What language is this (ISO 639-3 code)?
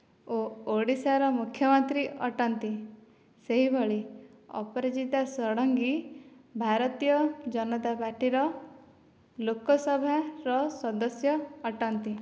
ori